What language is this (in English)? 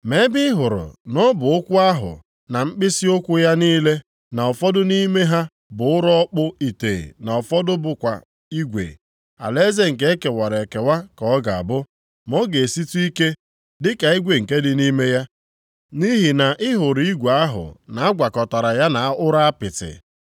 Igbo